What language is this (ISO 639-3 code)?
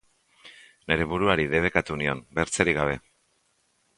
eus